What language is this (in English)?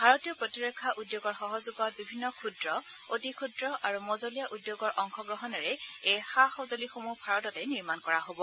Assamese